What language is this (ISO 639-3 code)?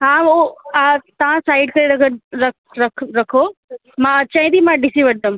snd